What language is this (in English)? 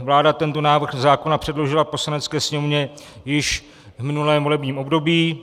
Czech